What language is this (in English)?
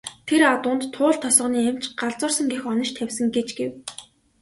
Mongolian